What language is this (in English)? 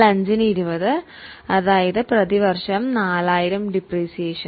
Malayalam